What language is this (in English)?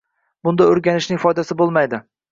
Uzbek